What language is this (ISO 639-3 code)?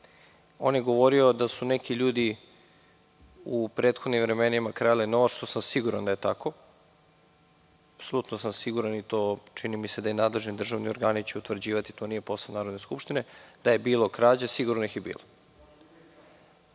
srp